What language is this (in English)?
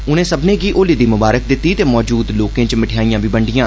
Dogri